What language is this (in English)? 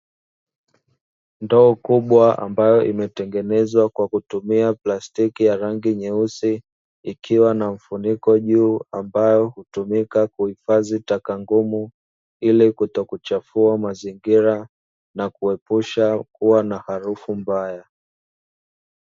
Swahili